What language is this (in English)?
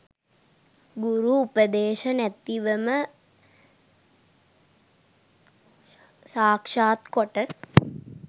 Sinhala